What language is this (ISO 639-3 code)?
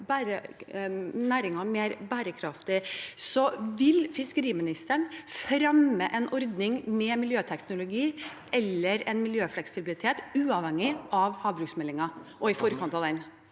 nor